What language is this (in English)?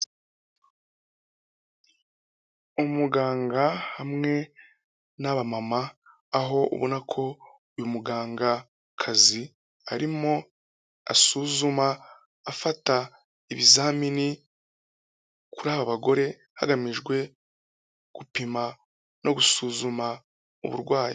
Kinyarwanda